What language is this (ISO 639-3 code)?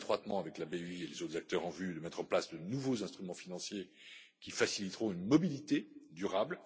fra